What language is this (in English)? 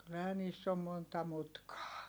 Finnish